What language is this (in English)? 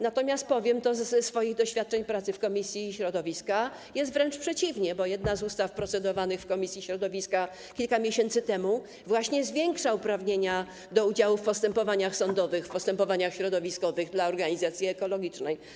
Polish